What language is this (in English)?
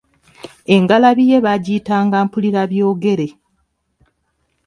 Ganda